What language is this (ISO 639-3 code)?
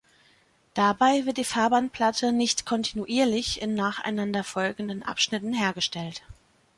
deu